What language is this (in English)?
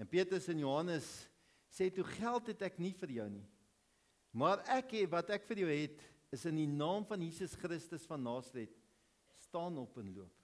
Dutch